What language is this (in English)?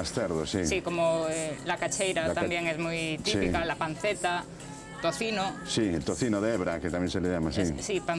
Spanish